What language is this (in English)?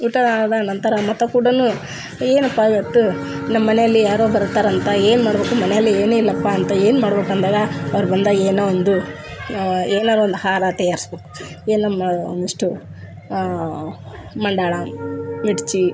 Kannada